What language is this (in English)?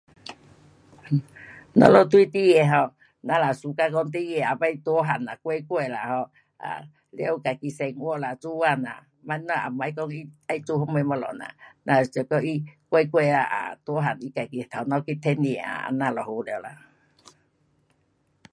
Pu-Xian Chinese